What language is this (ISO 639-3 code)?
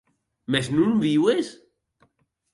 oci